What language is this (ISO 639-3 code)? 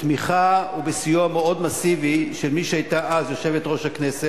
heb